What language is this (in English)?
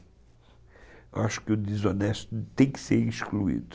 Portuguese